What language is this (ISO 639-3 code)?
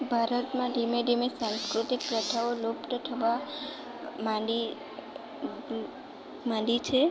guj